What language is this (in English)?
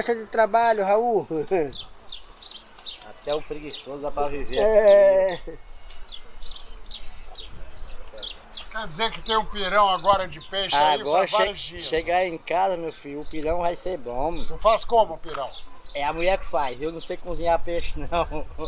Portuguese